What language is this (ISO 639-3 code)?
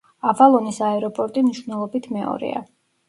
kat